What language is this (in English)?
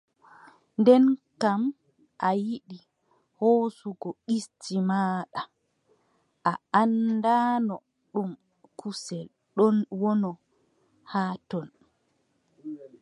Adamawa Fulfulde